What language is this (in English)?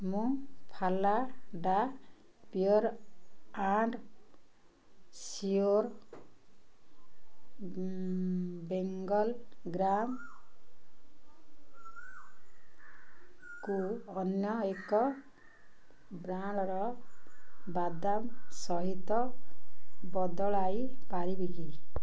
Odia